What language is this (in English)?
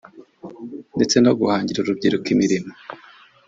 Kinyarwanda